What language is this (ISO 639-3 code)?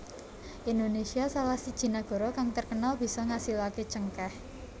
jav